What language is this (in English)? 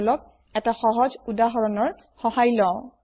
Assamese